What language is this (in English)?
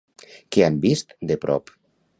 Catalan